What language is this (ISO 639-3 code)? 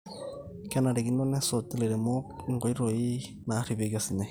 mas